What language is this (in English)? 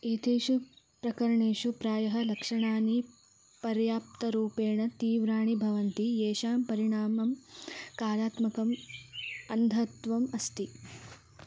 Sanskrit